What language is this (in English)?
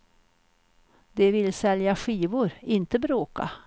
Swedish